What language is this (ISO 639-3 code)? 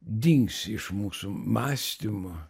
lit